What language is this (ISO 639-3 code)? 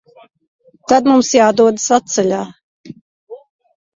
lav